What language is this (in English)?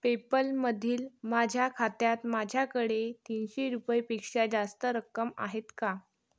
Marathi